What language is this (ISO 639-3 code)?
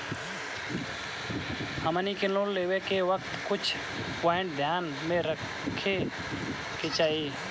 bho